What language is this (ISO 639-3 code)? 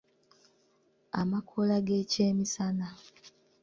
lug